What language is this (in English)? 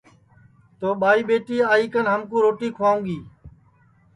Sansi